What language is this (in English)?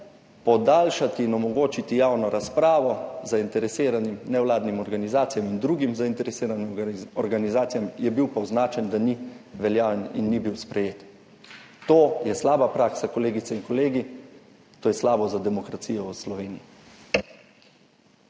Slovenian